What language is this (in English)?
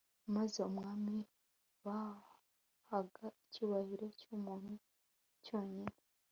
Kinyarwanda